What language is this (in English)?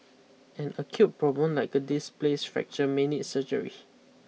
English